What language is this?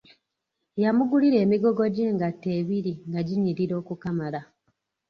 Ganda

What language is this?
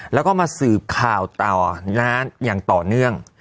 Thai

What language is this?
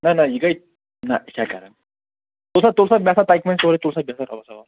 Kashmiri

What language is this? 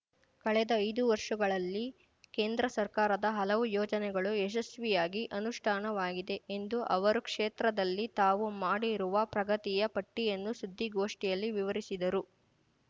Kannada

